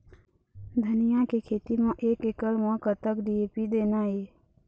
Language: Chhattisgarhi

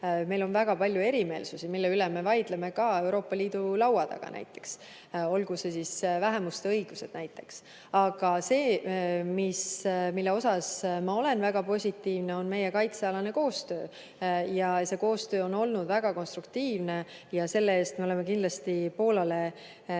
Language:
Estonian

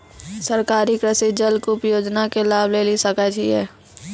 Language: Maithili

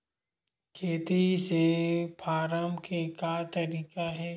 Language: Chhattisgarhi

